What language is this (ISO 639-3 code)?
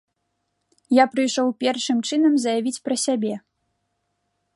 bel